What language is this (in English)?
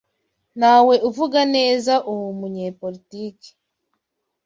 Kinyarwanda